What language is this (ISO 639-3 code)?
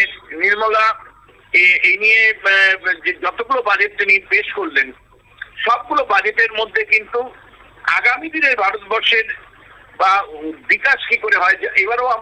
ben